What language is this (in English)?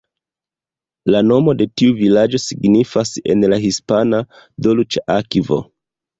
Esperanto